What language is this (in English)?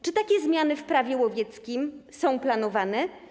Polish